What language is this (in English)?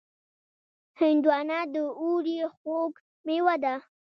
Pashto